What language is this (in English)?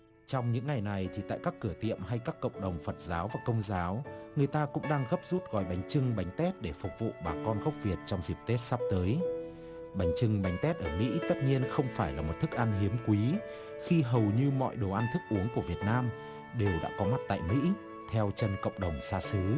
Vietnamese